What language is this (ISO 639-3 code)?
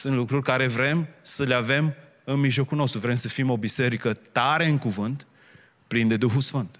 ron